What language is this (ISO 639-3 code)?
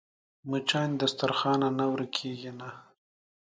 pus